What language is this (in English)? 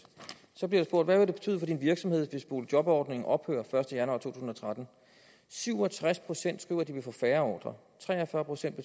Danish